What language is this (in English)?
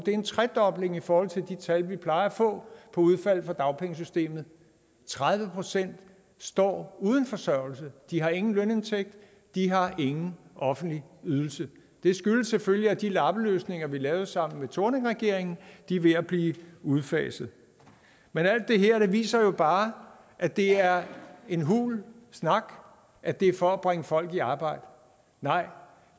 Danish